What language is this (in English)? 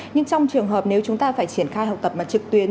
Vietnamese